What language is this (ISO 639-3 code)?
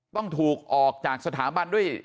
tha